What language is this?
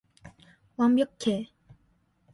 Korean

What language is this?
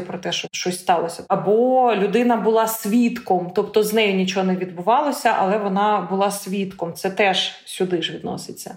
Ukrainian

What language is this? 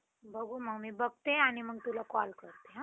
Marathi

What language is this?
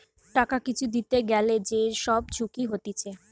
Bangla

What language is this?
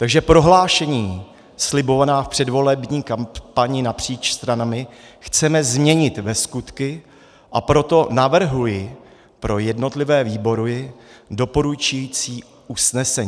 Czech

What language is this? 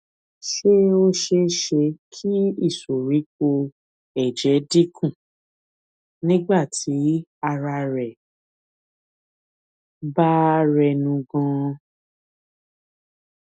Yoruba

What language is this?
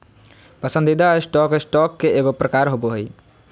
Magahi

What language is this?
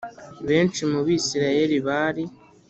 Kinyarwanda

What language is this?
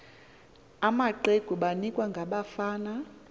Xhosa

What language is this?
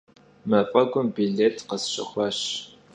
Kabardian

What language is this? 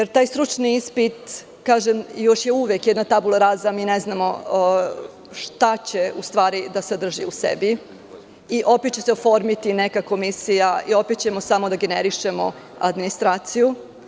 Serbian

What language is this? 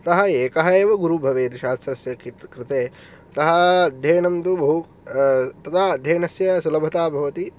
Sanskrit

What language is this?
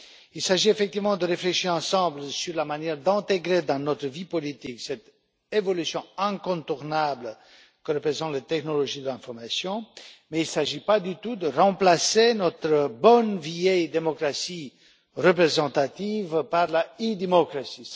French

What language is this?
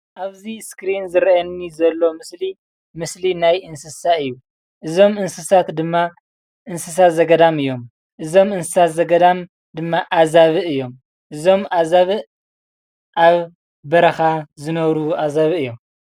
Tigrinya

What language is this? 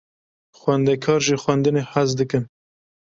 Kurdish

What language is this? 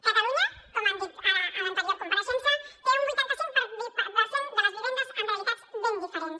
Catalan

